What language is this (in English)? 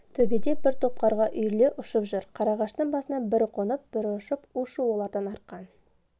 Kazakh